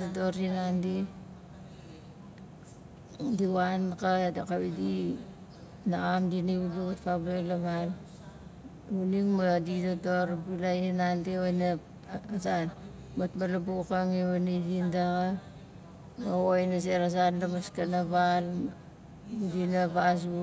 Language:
Nalik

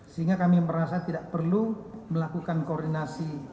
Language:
Indonesian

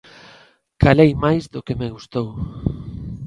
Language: Galician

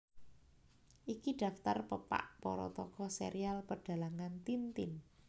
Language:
Javanese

